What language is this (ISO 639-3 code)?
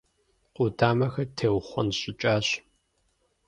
kbd